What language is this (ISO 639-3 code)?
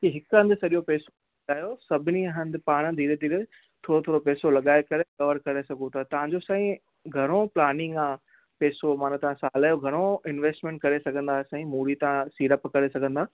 snd